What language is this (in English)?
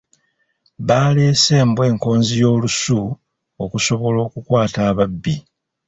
Ganda